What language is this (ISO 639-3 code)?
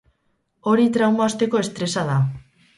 eus